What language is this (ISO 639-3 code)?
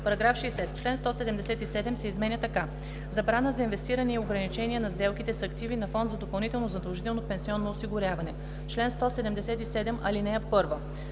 bul